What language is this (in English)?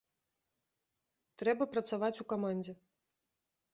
Belarusian